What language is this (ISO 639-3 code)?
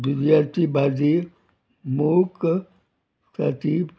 kok